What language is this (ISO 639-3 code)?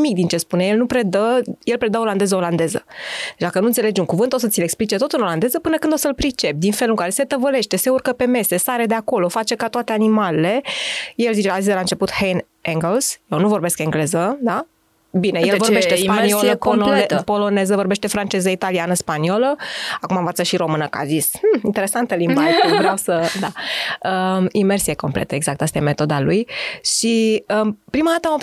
ron